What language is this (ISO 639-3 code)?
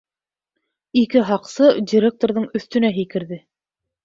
bak